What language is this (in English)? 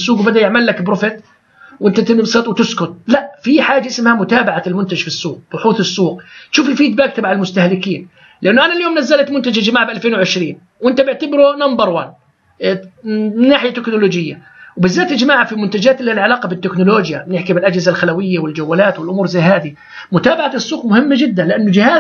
Arabic